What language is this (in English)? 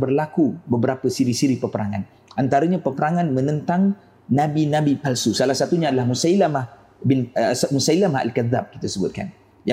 Malay